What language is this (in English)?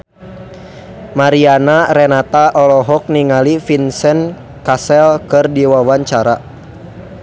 Sundanese